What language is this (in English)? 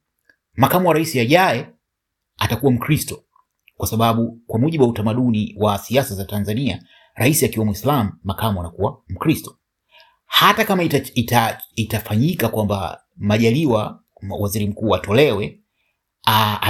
Swahili